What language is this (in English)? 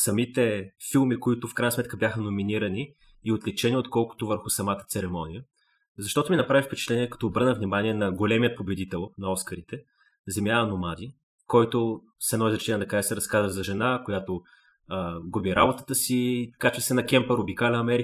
Bulgarian